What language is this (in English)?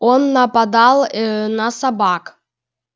Russian